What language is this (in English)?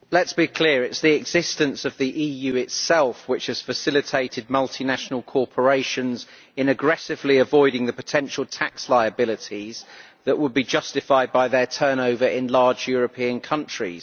English